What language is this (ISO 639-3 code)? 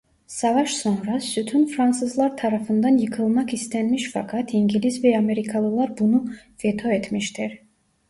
tur